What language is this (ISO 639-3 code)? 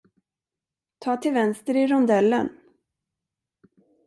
swe